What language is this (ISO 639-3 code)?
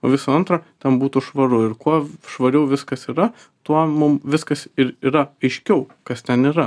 lit